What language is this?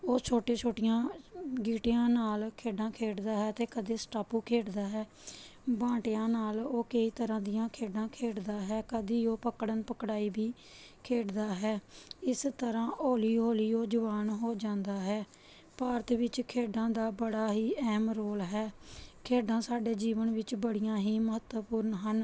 Punjabi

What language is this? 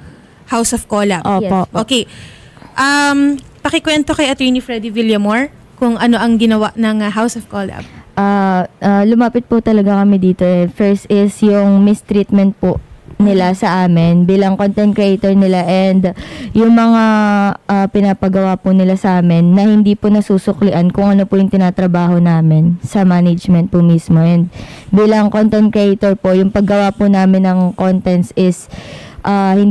Filipino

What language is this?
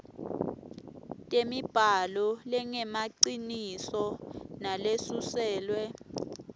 Swati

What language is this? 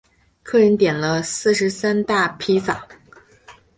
Chinese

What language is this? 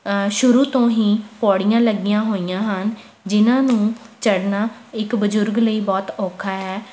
Punjabi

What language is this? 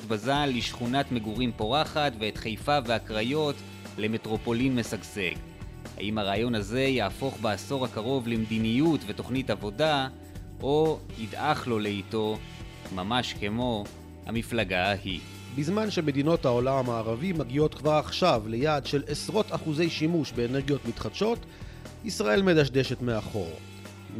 Hebrew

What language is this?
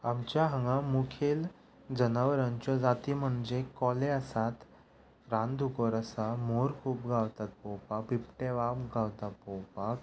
Konkani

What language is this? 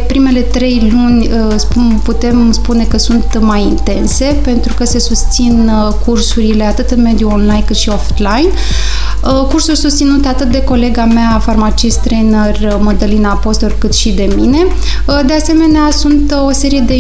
Romanian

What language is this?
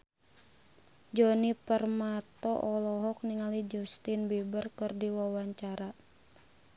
Sundanese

